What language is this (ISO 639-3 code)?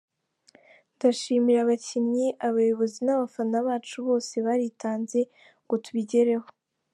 kin